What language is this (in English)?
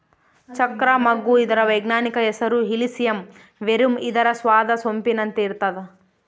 Kannada